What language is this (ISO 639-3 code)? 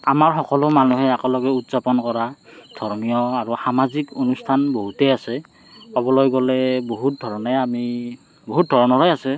asm